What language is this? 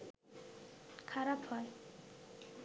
Bangla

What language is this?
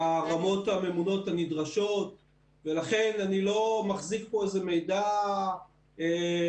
Hebrew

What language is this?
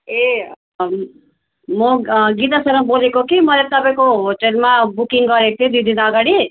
Nepali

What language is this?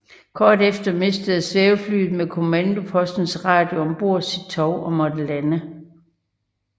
Danish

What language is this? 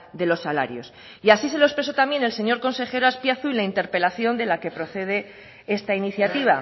Spanish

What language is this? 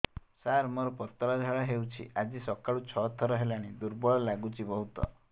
Odia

